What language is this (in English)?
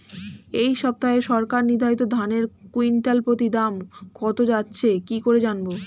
Bangla